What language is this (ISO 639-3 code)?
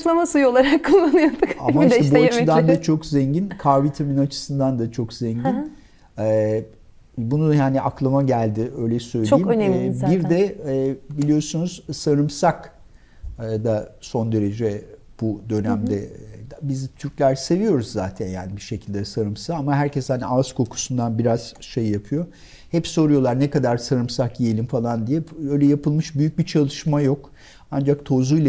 tur